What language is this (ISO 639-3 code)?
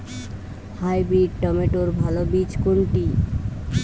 ben